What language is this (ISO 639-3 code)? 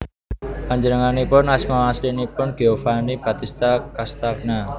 jav